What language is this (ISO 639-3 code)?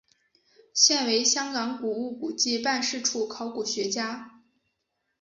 zho